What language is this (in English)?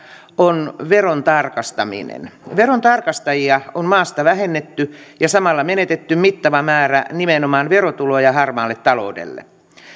Finnish